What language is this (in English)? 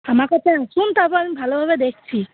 Bangla